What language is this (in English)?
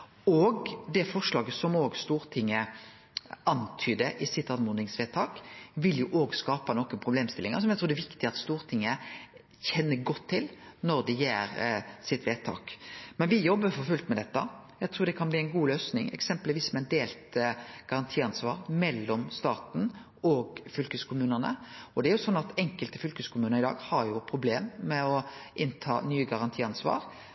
Norwegian Nynorsk